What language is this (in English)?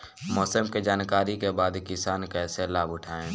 Bhojpuri